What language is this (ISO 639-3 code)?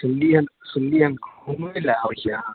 mai